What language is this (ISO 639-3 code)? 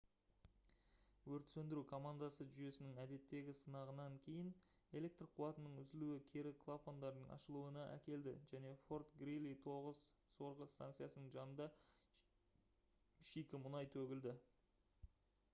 kaz